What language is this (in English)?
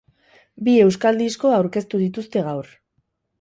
Basque